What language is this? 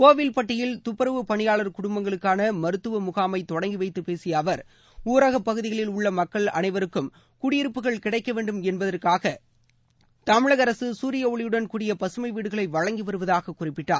Tamil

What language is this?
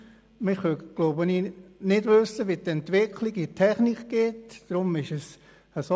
Swiss German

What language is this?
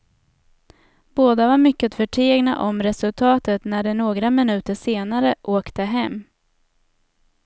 Swedish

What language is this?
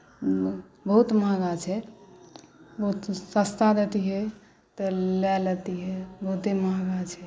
Maithili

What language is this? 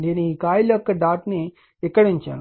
Telugu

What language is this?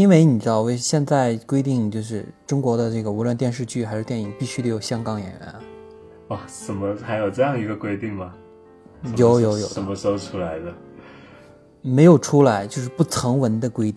Chinese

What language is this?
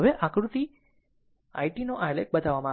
Gujarati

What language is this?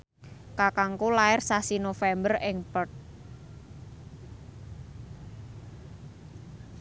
Javanese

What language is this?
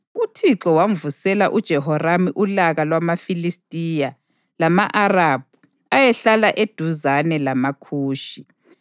North Ndebele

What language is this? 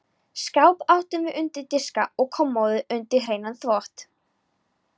Icelandic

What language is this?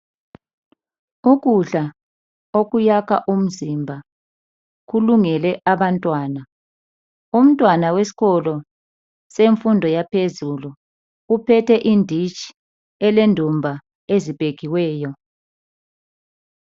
North Ndebele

